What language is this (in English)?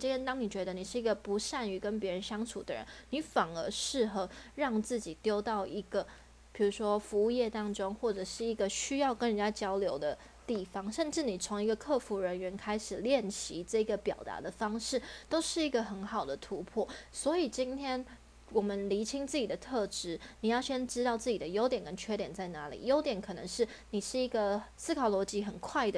Chinese